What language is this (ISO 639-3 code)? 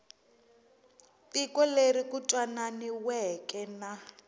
tso